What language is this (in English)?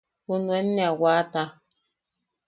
Yaqui